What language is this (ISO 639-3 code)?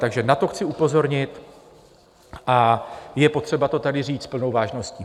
ces